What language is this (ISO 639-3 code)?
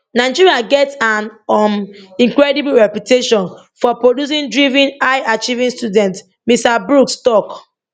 pcm